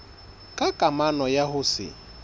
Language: Southern Sotho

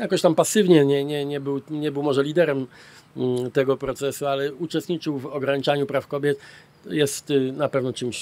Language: Polish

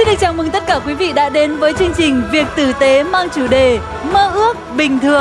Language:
Vietnamese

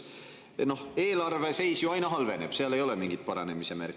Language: Estonian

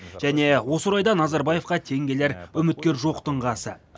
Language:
Kazakh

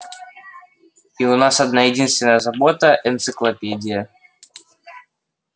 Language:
Russian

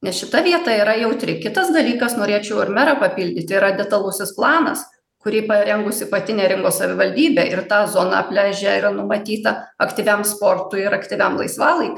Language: Lithuanian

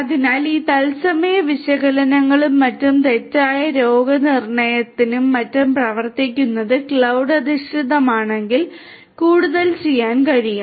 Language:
Malayalam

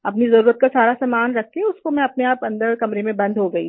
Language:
Hindi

